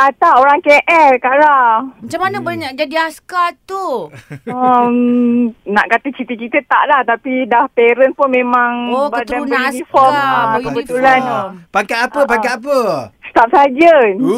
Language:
Malay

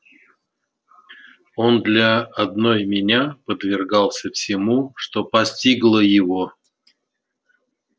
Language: Russian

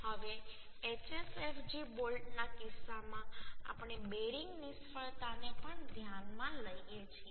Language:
Gujarati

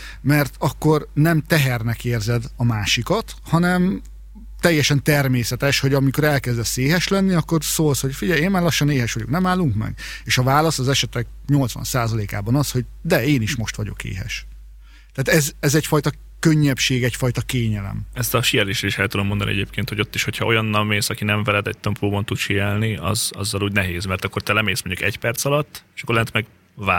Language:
Hungarian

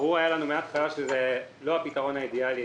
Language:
Hebrew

